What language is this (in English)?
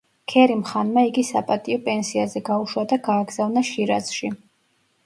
Georgian